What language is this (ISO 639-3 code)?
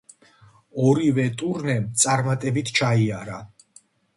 kat